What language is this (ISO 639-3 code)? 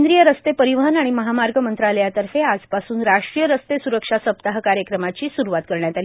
mar